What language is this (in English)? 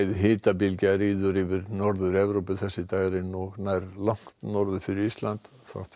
Icelandic